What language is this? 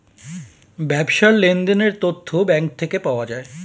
Bangla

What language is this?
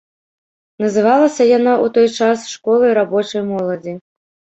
Belarusian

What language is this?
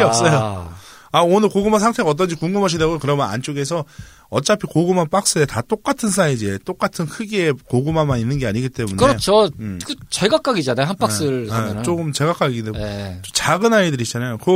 Korean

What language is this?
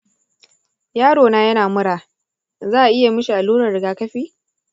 Hausa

